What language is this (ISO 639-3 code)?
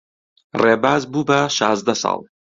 ckb